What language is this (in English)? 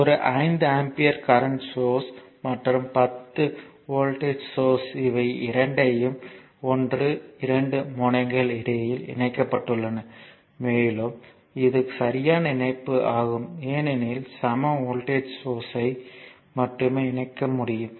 Tamil